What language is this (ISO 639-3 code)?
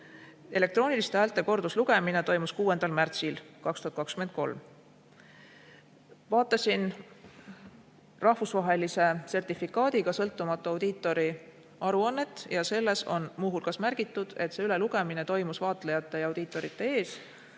est